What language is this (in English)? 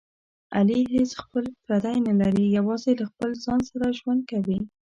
Pashto